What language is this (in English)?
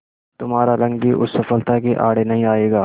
Hindi